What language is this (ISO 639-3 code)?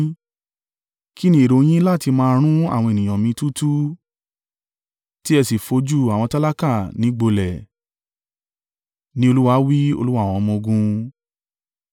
yor